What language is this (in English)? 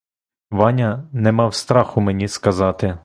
Ukrainian